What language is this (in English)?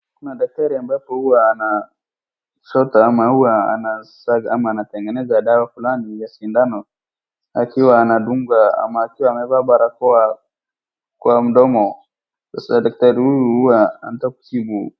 Swahili